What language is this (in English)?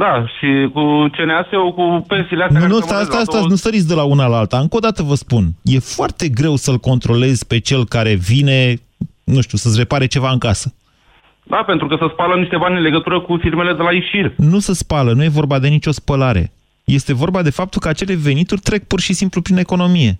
Romanian